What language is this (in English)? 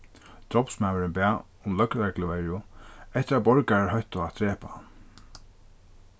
Faroese